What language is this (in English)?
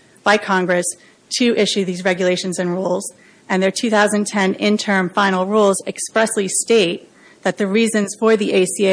English